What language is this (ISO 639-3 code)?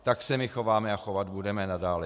ces